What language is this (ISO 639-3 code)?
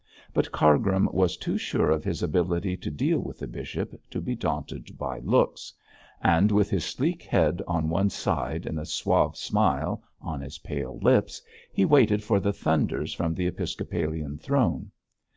eng